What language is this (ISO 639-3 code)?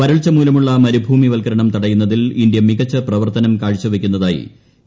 mal